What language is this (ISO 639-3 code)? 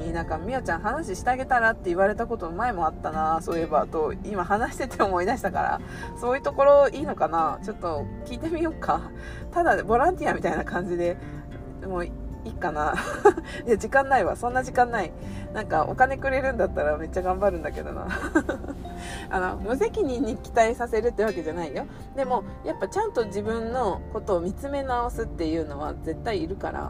jpn